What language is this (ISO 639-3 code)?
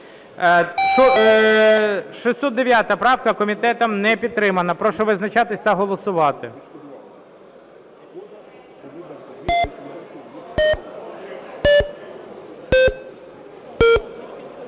ukr